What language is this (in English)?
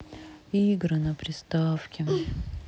Russian